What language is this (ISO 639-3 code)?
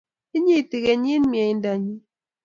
kln